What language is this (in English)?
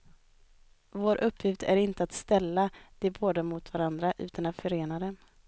Swedish